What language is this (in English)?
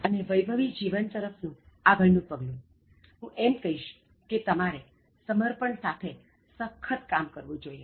Gujarati